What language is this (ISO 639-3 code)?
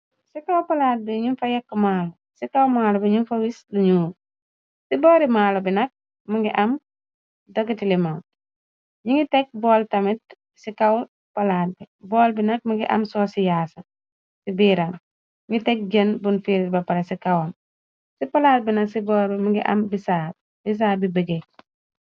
wol